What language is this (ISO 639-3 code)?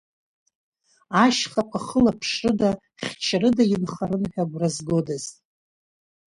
abk